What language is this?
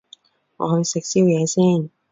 Cantonese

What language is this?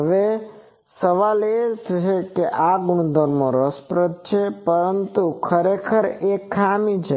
Gujarati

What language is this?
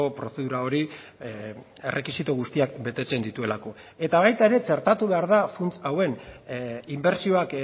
Basque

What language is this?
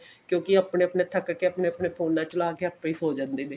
Punjabi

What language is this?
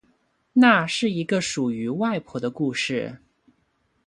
Chinese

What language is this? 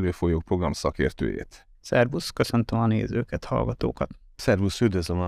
Hungarian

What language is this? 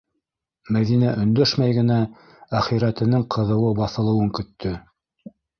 Bashkir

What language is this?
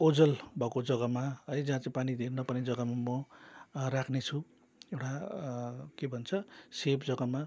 Nepali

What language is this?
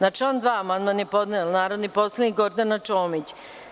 Serbian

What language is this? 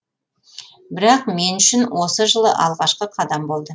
Kazakh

